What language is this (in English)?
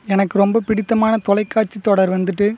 Tamil